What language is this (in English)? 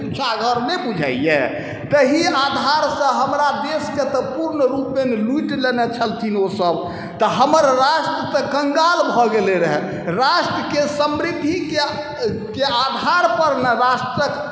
Maithili